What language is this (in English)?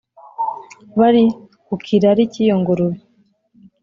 Kinyarwanda